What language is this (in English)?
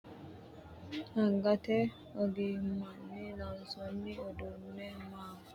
Sidamo